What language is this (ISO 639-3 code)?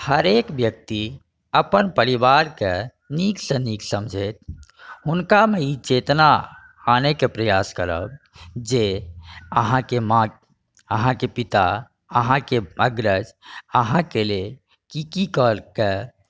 mai